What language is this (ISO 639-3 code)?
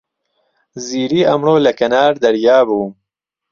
ckb